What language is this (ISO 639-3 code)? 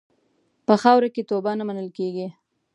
pus